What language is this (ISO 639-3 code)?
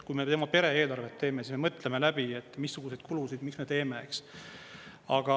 est